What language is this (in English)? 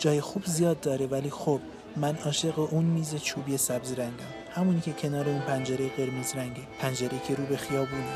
Persian